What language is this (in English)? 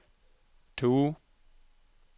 Norwegian